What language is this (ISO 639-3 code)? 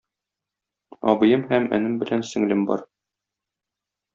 tat